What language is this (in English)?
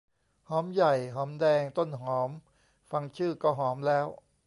Thai